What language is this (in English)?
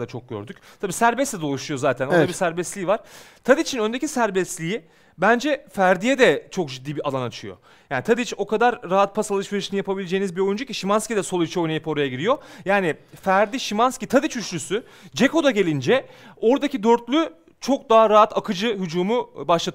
Turkish